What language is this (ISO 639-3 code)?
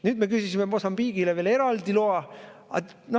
est